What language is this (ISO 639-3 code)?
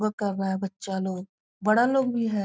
hin